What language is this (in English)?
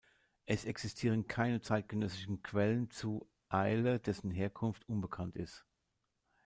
German